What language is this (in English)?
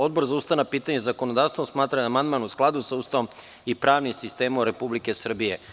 Serbian